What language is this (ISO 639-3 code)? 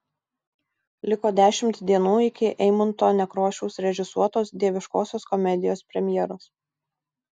lit